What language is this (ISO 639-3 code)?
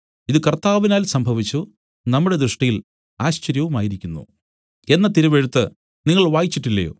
mal